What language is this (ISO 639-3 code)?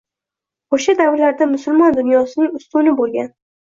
uzb